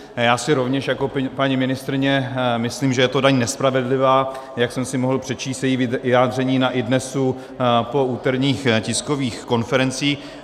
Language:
Czech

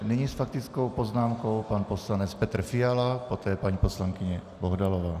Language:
Czech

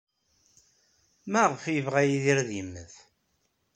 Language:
Kabyle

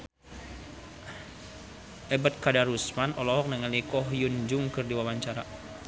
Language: Sundanese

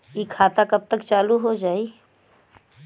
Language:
Bhojpuri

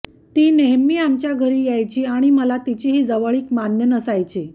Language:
Marathi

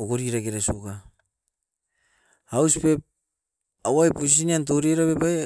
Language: Askopan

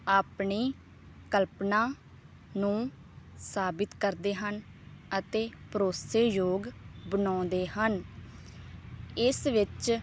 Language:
Punjabi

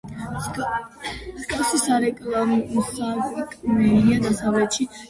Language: Georgian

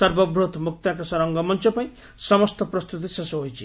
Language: Odia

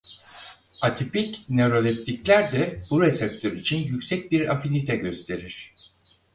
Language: Turkish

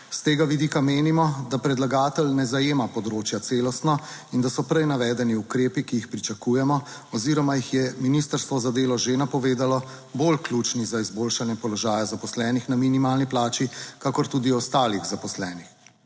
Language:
Slovenian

